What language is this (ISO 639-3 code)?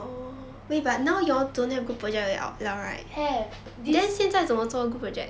eng